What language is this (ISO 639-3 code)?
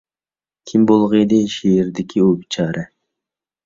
uig